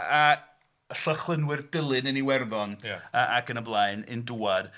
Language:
Welsh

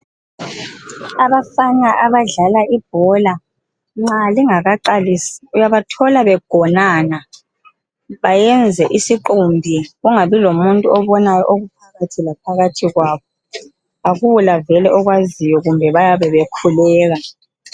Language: North Ndebele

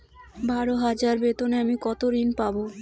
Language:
Bangla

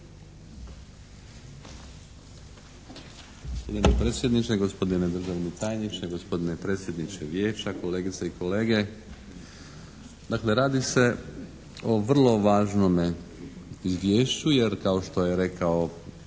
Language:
Croatian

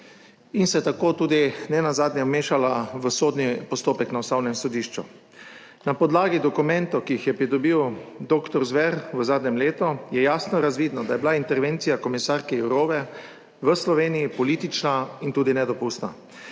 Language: Slovenian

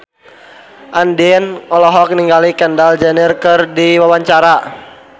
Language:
Sundanese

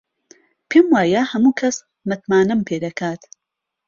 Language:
Central Kurdish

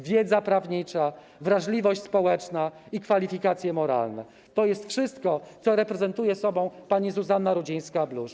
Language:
Polish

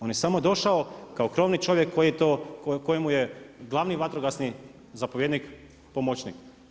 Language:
Croatian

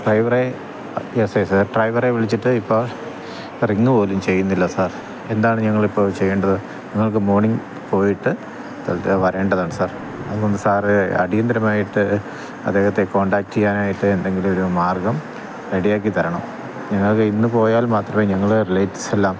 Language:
Malayalam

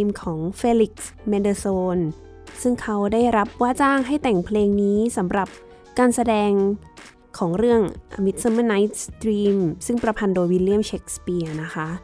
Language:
Thai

